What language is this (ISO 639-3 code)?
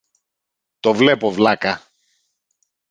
ell